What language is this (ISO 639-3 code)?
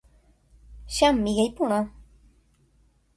grn